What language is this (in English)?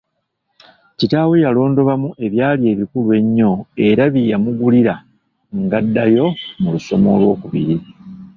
Ganda